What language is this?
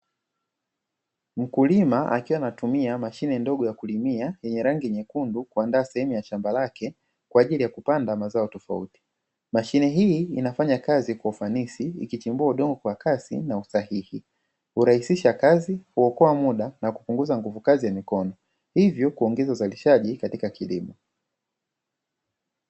Swahili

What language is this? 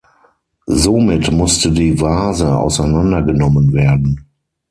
German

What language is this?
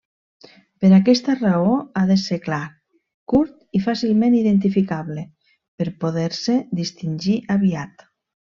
Catalan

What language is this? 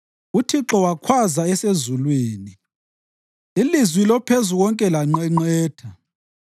North Ndebele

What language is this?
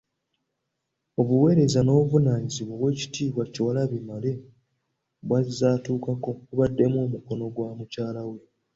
Ganda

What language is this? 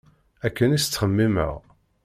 Kabyle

